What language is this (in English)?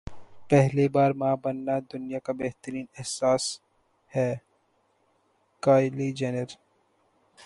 Urdu